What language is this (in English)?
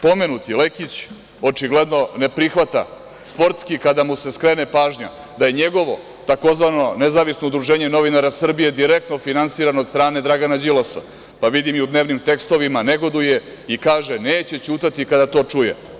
Serbian